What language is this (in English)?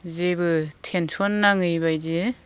Bodo